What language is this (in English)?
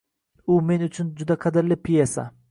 Uzbek